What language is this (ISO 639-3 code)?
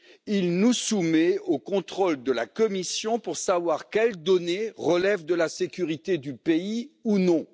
fra